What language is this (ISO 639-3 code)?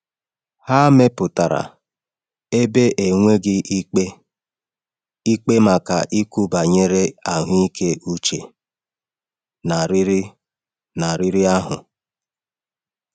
ibo